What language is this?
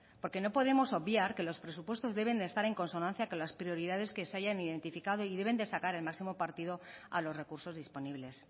Spanish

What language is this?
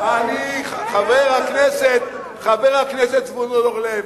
Hebrew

